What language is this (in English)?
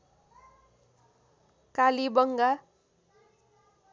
Nepali